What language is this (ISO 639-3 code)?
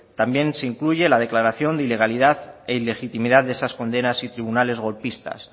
spa